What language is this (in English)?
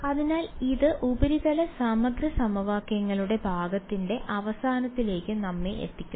Malayalam